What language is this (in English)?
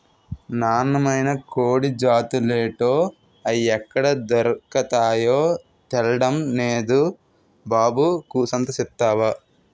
Telugu